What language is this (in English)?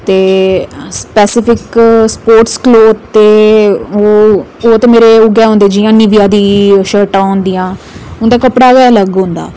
Dogri